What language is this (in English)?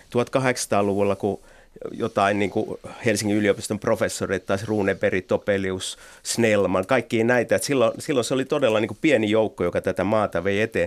Finnish